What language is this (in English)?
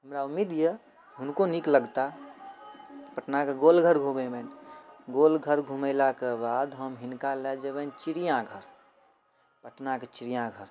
Maithili